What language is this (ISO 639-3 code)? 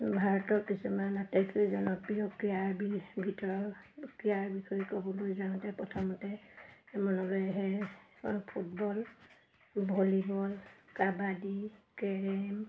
asm